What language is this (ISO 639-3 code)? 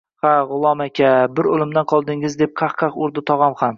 uzb